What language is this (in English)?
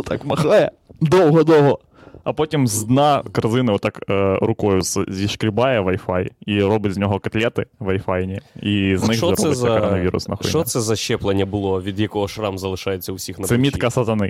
Ukrainian